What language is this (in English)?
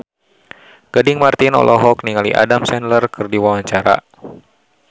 Sundanese